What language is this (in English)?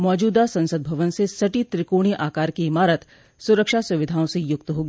Hindi